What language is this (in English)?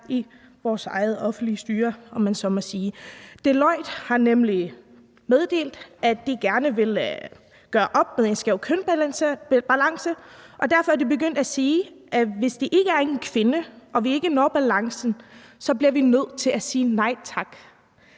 Danish